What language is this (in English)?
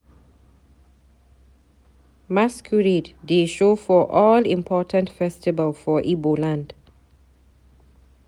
Nigerian Pidgin